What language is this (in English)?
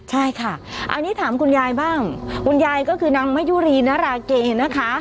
Thai